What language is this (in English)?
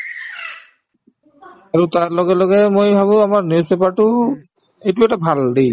Assamese